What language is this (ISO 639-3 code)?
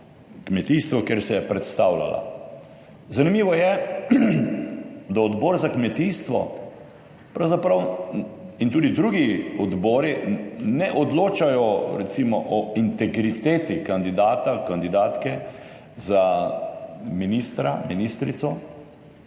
slv